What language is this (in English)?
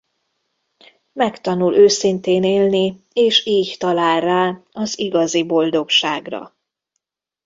Hungarian